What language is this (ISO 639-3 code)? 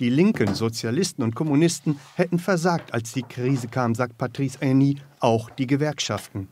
deu